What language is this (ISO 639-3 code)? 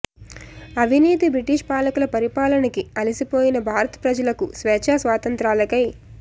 tel